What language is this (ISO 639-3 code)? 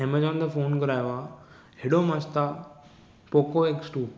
snd